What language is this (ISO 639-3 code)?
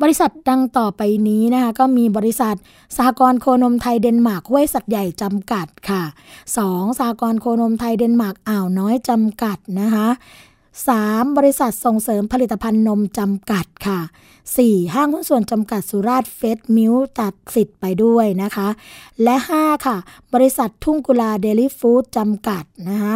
tha